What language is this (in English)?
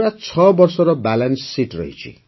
Odia